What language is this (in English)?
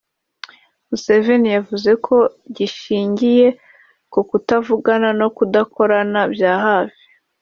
Kinyarwanda